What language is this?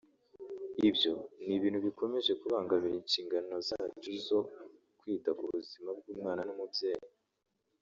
Kinyarwanda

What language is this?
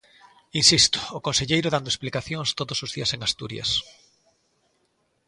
Galician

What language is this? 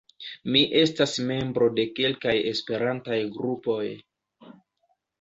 Esperanto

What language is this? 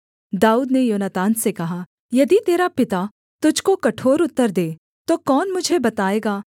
Hindi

